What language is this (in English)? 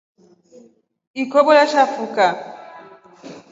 Rombo